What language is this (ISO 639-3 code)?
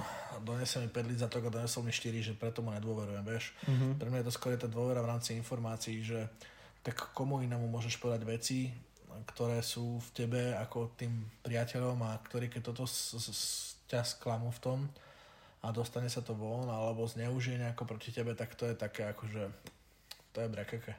slk